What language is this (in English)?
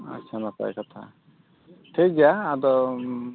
Santali